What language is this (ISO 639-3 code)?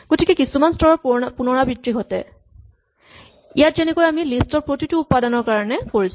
asm